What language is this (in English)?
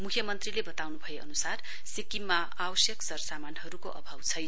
Nepali